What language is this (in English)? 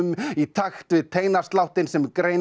Icelandic